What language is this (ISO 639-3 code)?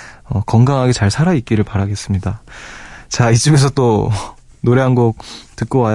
kor